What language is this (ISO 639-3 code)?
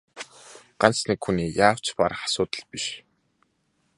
mon